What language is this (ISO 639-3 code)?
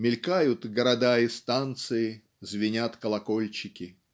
rus